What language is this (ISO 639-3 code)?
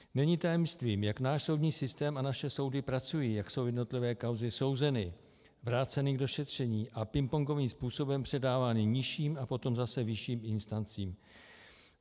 ces